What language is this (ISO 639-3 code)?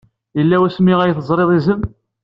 kab